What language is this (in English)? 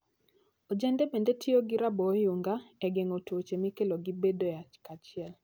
Luo (Kenya and Tanzania)